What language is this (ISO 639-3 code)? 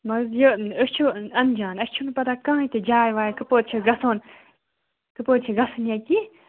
kas